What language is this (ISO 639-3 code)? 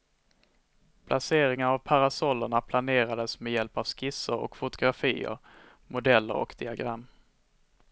swe